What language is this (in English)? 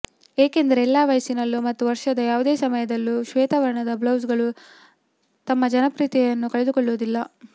Kannada